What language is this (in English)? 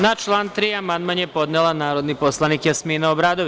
Serbian